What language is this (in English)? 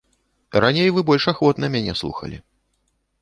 Belarusian